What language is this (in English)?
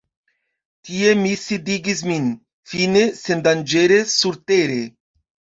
Esperanto